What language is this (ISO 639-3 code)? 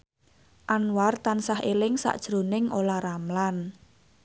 jav